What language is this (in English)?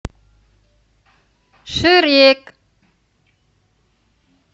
Russian